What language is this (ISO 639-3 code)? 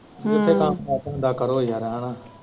pan